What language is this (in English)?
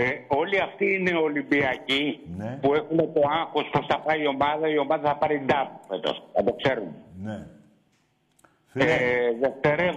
Greek